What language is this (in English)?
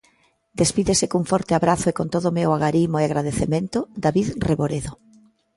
Galician